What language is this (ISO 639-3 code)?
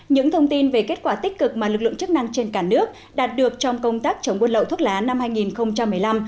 vie